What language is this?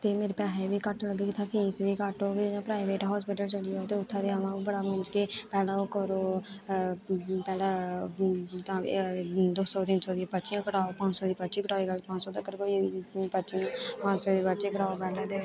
Dogri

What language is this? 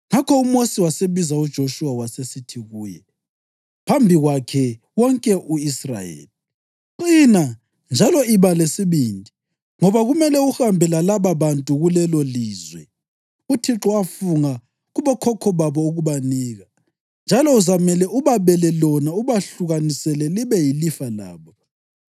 North Ndebele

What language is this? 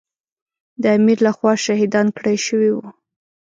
Pashto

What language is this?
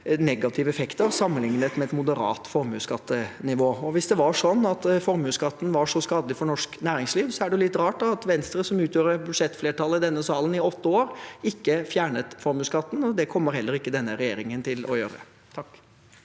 Norwegian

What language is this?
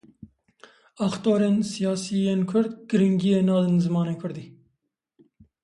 Kurdish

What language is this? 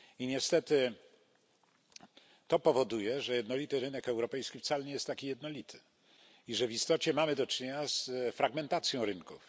Polish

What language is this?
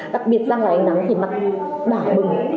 Vietnamese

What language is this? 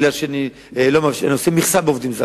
Hebrew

